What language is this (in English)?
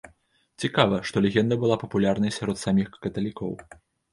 Belarusian